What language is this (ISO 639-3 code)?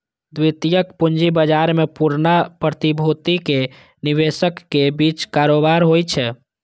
mai